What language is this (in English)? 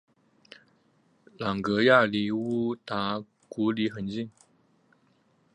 Chinese